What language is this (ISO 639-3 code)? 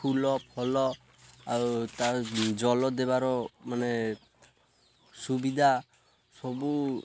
ori